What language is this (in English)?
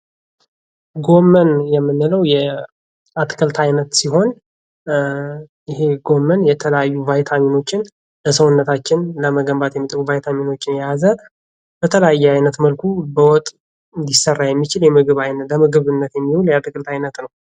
Amharic